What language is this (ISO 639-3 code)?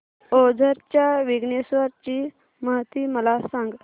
mar